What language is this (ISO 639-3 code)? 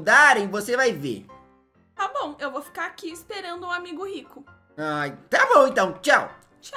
por